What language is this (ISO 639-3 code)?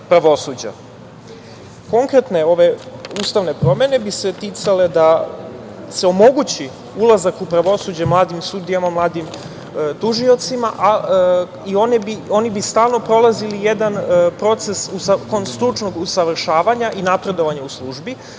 srp